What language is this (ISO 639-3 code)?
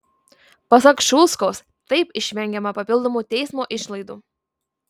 lit